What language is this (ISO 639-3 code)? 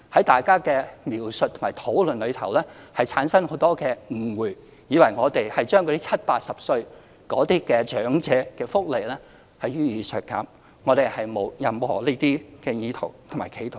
yue